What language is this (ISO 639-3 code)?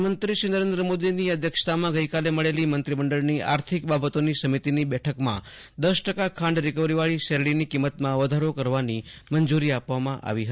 guj